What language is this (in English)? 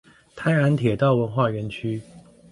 Chinese